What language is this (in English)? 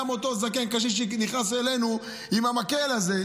Hebrew